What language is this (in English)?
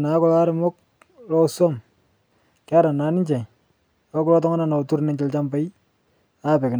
Masai